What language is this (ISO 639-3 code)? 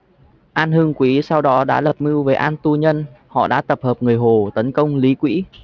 vie